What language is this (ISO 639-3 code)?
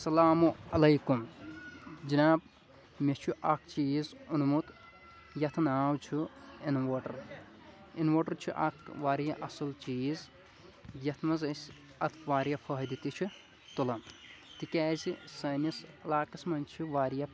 kas